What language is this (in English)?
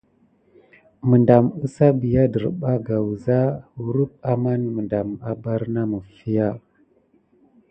Gidar